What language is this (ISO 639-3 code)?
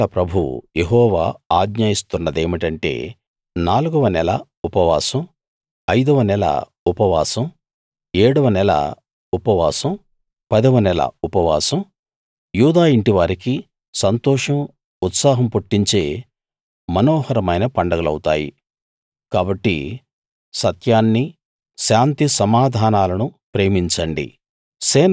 tel